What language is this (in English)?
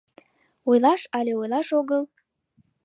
Mari